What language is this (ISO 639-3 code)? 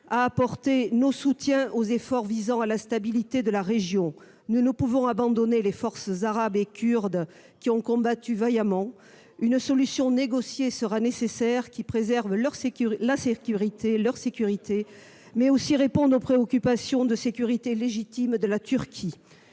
fra